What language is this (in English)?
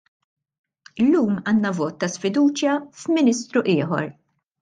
Maltese